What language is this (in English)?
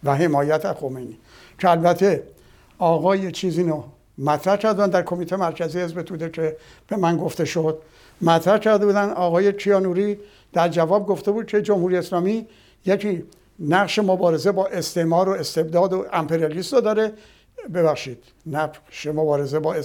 Persian